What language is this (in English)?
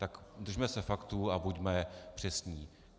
Czech